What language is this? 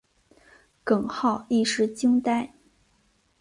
Chinese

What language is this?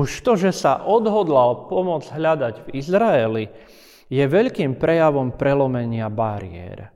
Slovak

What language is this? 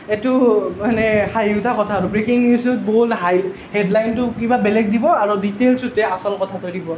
Assamese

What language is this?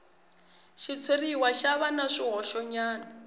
Tsonga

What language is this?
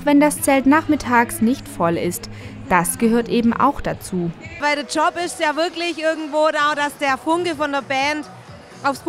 German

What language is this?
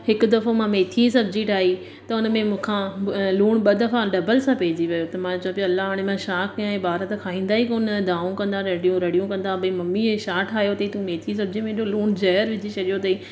Sindhi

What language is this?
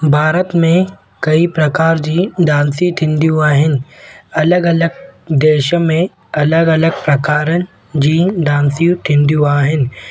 Sindhi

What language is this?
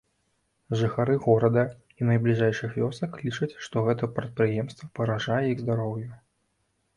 Belarusian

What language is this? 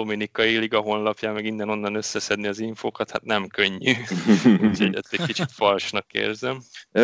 Hungarian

